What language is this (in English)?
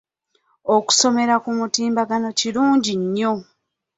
Ganda